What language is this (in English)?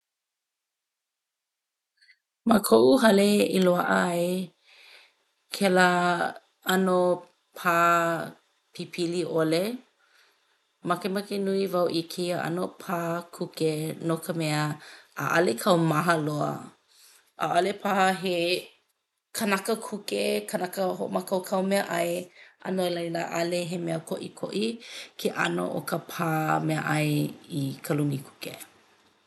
Hawaiian